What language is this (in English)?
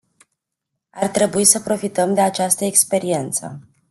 Romanian